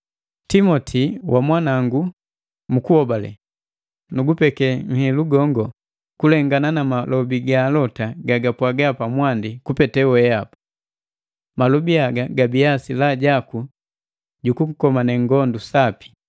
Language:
Matengo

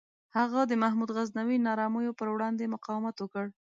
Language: Pashto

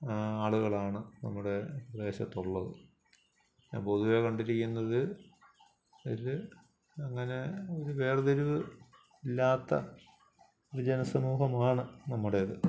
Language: Malayalam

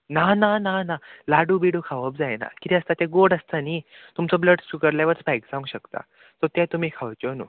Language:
Konkani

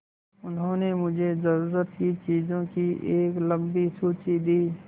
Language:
Hindi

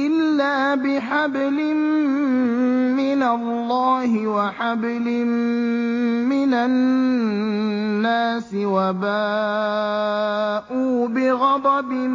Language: Arabic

